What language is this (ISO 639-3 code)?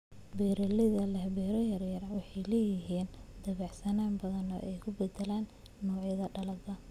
som